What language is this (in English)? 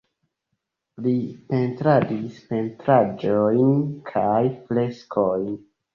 Esperanto